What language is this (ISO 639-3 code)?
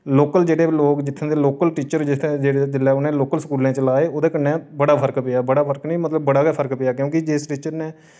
doi